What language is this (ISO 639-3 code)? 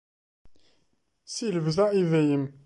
kab